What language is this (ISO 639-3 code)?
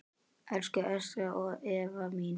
isl